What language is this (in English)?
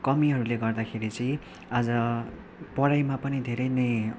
Nepali